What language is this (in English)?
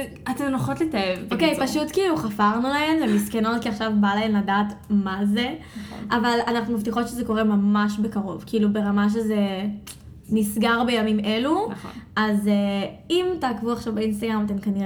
Hebrew